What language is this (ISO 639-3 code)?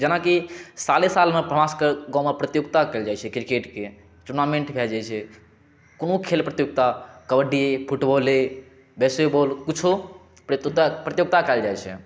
mai